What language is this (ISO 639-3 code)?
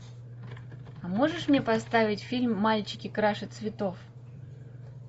rus